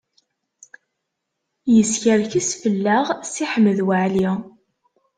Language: Kabyle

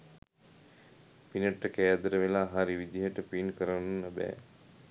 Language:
Sinhala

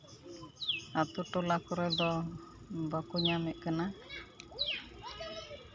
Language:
Santali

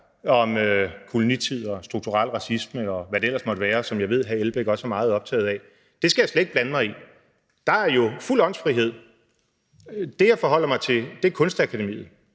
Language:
Danish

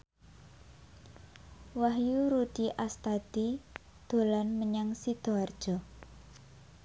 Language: Javanese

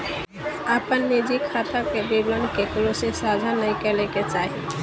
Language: Magahi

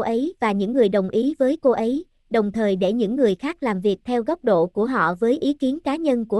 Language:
Vietnamese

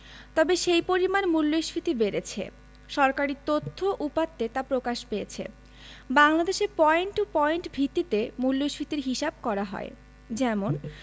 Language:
Bangla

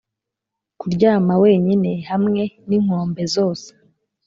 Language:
Kinyarwanda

